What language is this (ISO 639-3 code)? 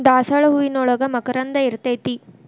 kan